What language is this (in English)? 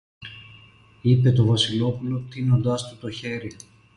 Greek